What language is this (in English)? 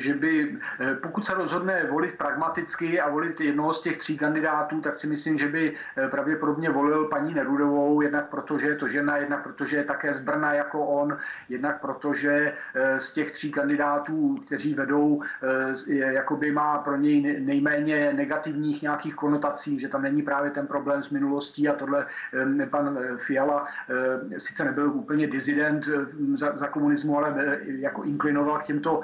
Czech